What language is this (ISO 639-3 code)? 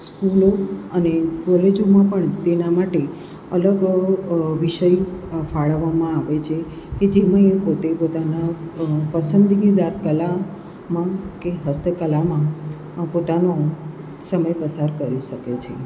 guj